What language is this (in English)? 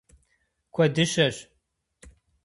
Kabardian